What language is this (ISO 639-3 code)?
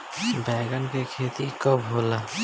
bho